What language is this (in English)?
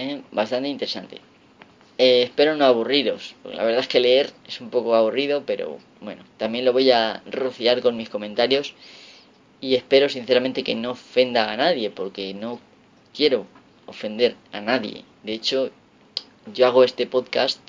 Spanish